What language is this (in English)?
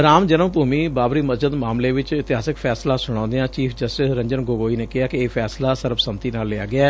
Punjabi